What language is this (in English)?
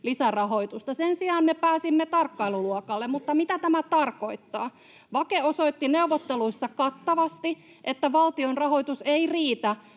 Finnish